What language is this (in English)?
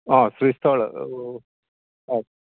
Konkani